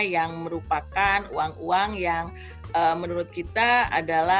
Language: Indonesian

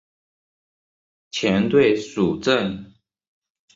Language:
Chinese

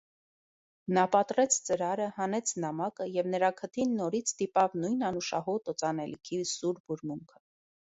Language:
Armenian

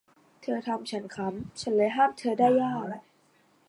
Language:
Thai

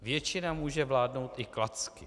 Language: Czech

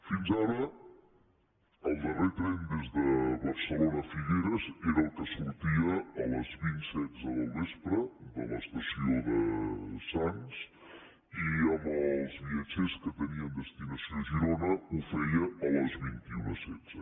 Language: Catalan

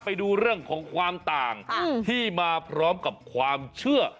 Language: Thai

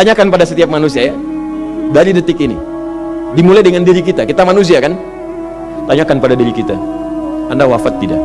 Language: Indonesian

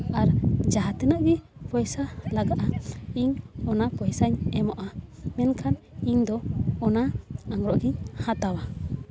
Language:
Santali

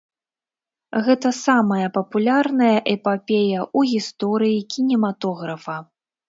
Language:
Belarusian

